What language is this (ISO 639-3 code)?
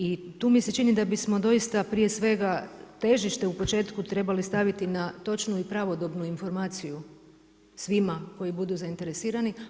hrv